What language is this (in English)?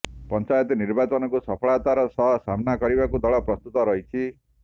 Odia